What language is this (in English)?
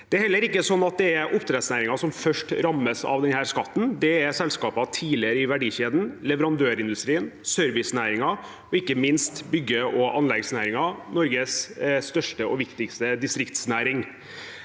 Norwegian